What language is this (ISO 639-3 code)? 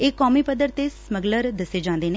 pan